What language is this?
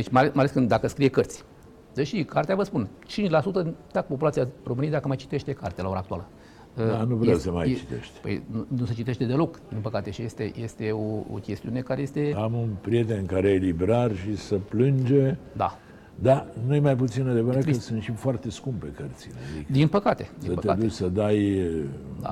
Romanian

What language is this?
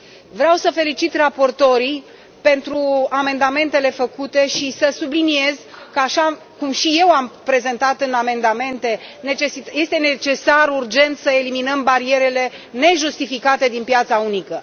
Romanian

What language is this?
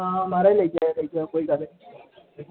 Dogri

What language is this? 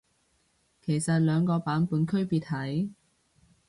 Cantonese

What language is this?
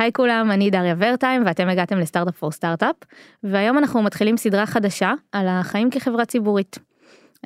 Hebrew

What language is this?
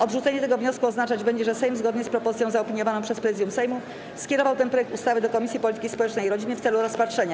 Polish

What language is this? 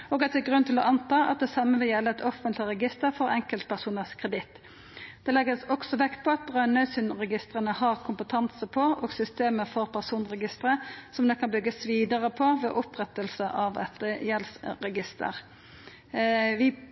Norwegian Nynorsk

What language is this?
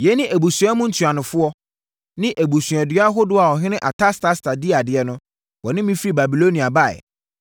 Akan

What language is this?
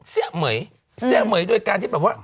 Thai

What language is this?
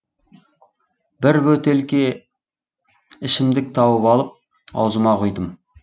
Kazakh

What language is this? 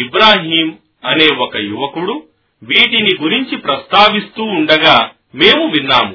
Telugu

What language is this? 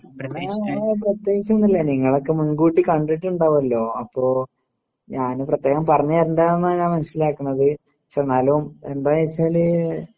Malayalam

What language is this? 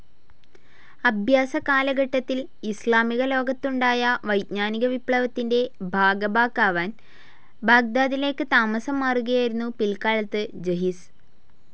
Malayalam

